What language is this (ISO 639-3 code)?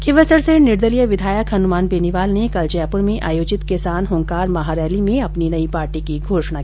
hin